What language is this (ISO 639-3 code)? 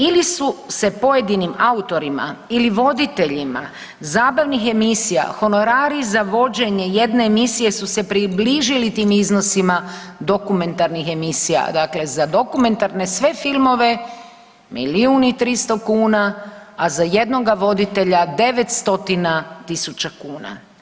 hrv